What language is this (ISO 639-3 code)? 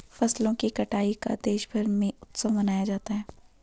hin